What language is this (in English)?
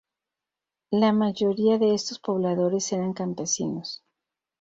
Spanish